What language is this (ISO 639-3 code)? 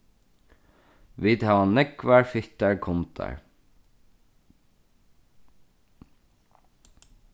fao